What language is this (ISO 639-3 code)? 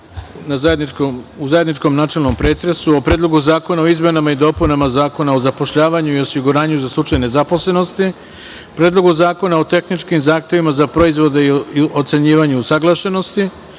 srp